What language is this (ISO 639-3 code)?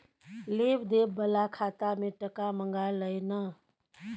mai